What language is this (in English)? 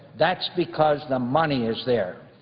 English